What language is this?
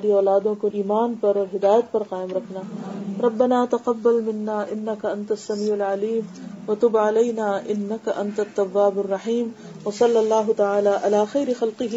Urdu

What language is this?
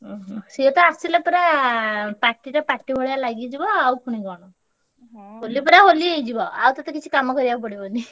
Odia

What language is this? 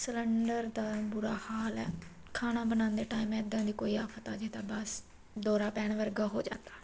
Punjabi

